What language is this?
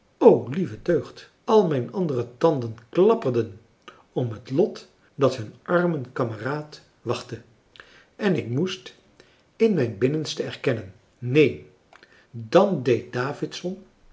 Dutch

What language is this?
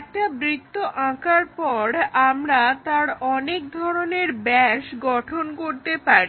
Bangla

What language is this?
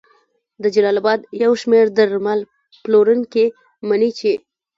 Pashto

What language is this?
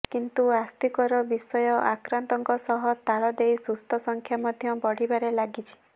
Odia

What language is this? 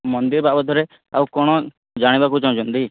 Odia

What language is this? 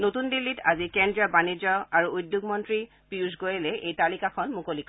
Assamese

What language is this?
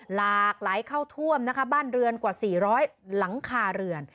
Thai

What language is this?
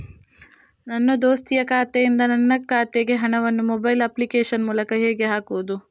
Kannada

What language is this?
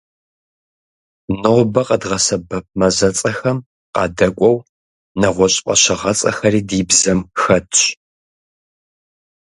Kabardian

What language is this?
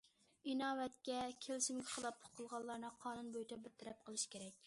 Uyghur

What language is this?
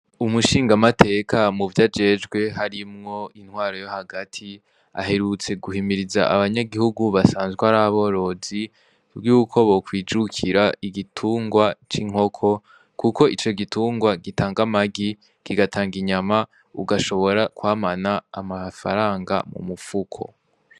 Rundi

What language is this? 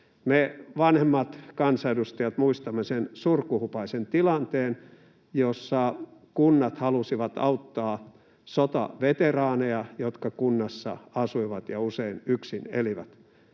Finnish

